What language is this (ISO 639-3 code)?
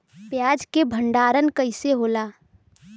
bho